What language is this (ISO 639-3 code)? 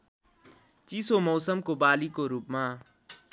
nep